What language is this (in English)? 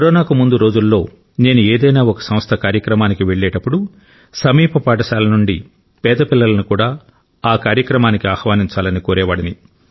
Telugu